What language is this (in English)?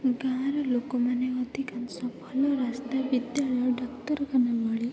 Odia